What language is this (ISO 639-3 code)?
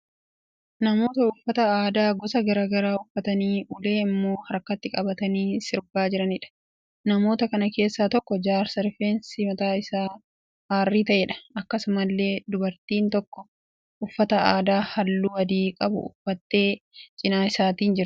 orm